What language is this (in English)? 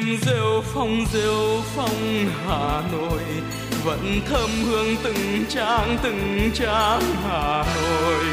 Vietnamese